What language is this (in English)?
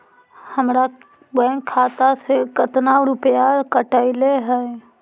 Magahi